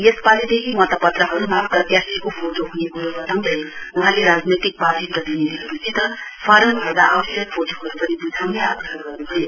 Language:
Nepali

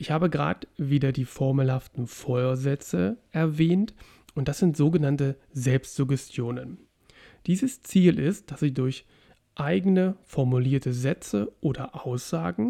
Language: German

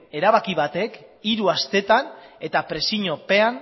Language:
Basque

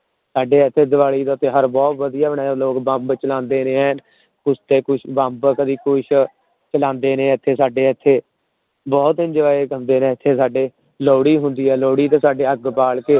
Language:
Punjabi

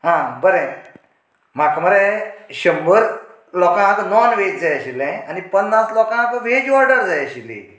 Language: Konkani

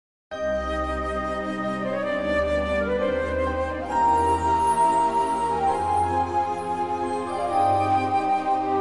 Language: Slovak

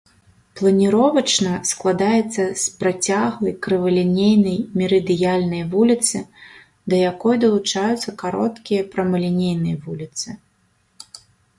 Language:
Belarusian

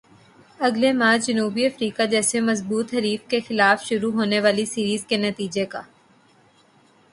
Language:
Urdu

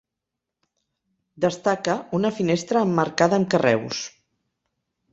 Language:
Catalan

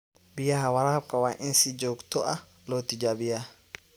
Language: Somali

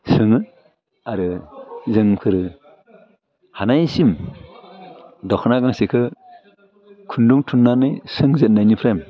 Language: Bodo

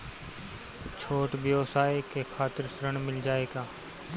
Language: Bhojpuri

